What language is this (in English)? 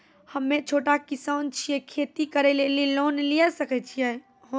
Maithili